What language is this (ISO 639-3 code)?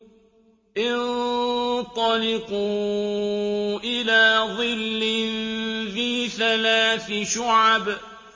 ara